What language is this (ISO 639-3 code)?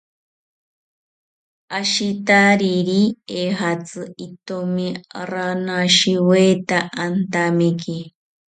cpy